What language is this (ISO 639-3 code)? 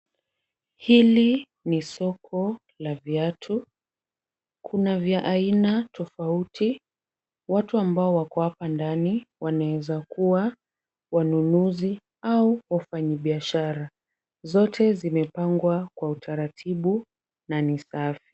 swa